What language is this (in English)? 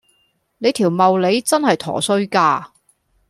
Cantonese